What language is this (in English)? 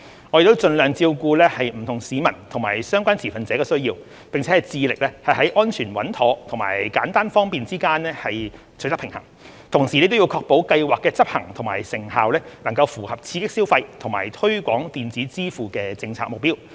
Cantonese